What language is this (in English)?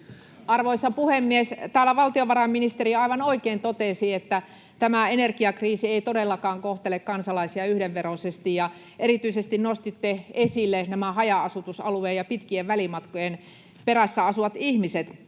Finnish